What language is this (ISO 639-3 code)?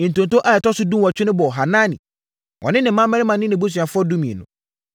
aka